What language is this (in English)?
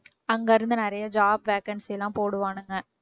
Tamil